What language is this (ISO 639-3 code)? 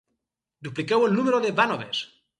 cat